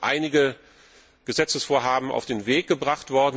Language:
German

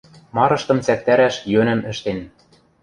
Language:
Western Mari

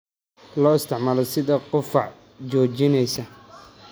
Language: Somali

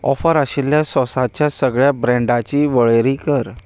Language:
Konkani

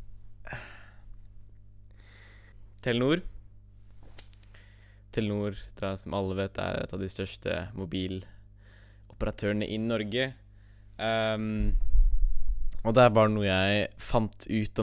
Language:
Dutch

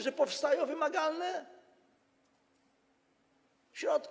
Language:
Polish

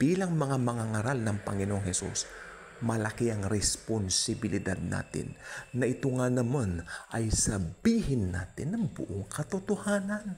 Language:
Filipino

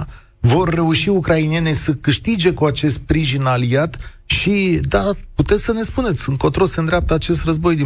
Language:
Romanian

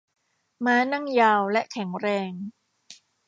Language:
Thai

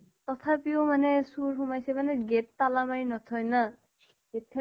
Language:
Assamese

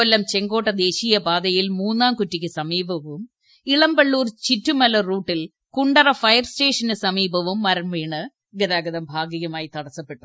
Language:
Malayalam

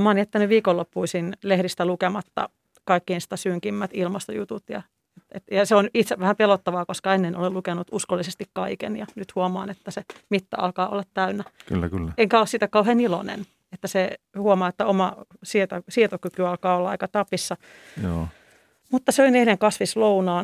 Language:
Finnish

